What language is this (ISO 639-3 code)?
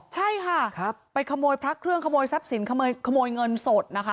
tha